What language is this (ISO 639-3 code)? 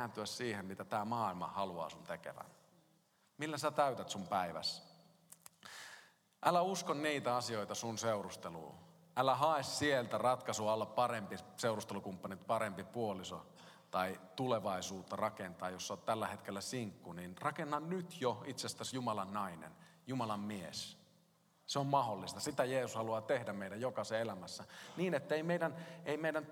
fin